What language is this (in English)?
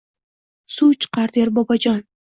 Uzbek